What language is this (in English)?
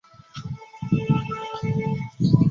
Chinese